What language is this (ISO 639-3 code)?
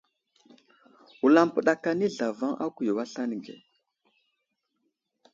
udl